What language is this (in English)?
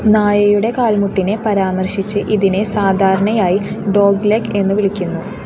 Malayalam